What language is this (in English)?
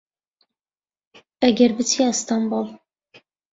Central Kurdish